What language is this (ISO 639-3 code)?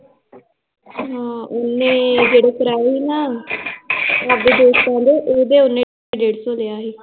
pan